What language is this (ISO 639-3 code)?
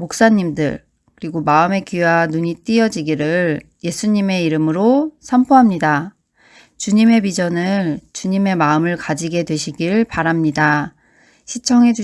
kor